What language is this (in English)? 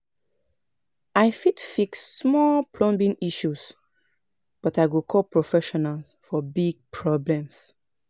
Nigerian Pidgin